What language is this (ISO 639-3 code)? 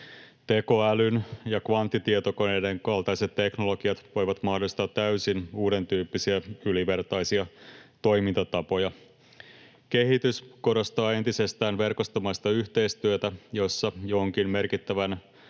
fin